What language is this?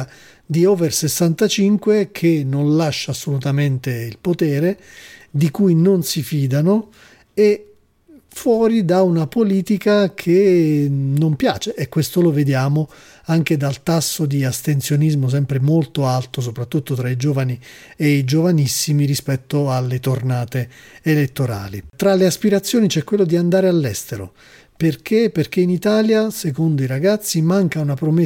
Italian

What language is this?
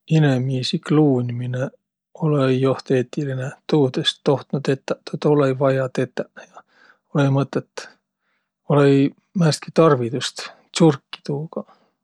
Võro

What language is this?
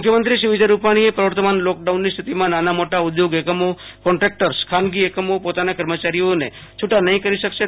Gujarati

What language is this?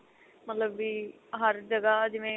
Punjabi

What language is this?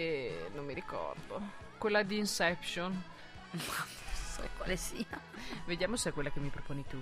Italian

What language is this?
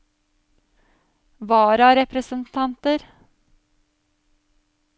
Norwegian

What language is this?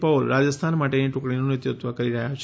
Gujarati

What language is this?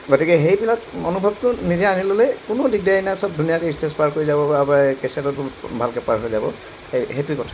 Assamese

